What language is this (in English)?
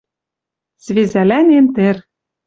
Western Mari